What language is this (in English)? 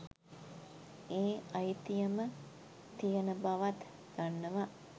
Sinhala